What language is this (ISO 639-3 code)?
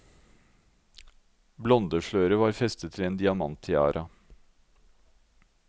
nor